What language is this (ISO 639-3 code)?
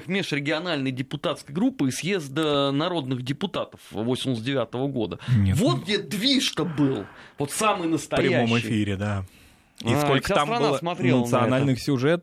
rus